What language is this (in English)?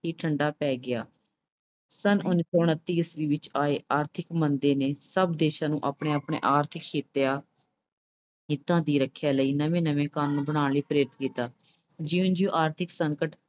Punjabi